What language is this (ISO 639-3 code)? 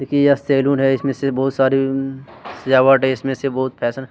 hin